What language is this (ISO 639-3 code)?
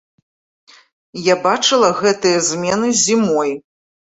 bel